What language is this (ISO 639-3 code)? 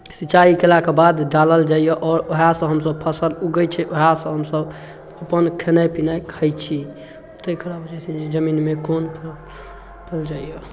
mai